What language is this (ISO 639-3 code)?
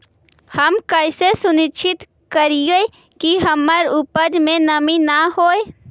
mag